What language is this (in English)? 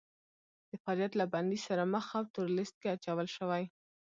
Pashto